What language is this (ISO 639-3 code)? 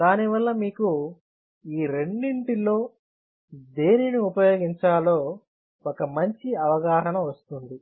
tel